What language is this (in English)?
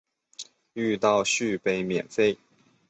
Chinese